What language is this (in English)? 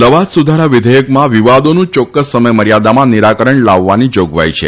Gujarati